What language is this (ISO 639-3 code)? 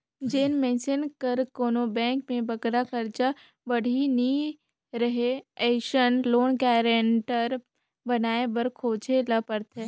hne